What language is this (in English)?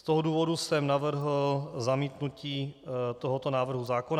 Czech